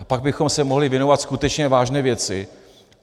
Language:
Czech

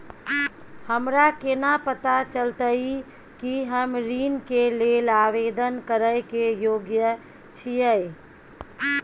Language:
Maithili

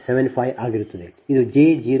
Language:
Kannada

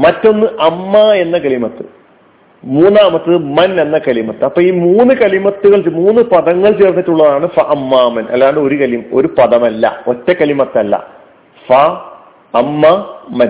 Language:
Malayalam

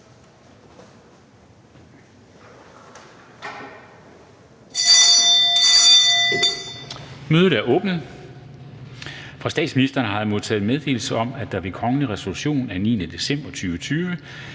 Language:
Danish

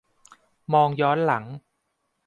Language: Thai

